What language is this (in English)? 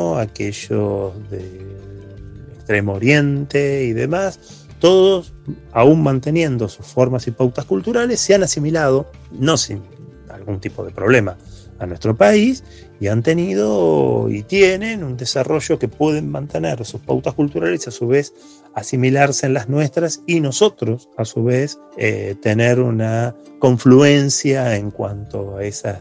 Spanish